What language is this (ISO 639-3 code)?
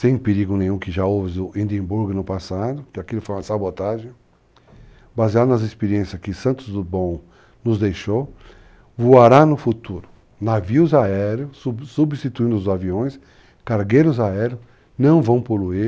por